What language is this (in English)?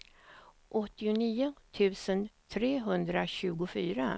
Swedish